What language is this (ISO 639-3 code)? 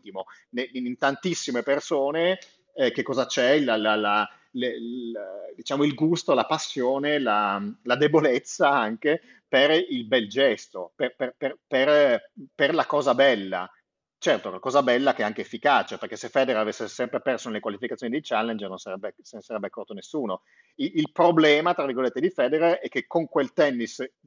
ita